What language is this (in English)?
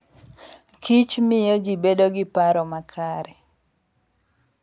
Luo (Kenya and Tanzania)